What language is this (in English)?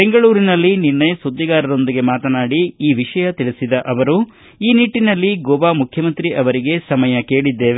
Kannada